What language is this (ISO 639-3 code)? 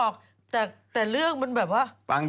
tha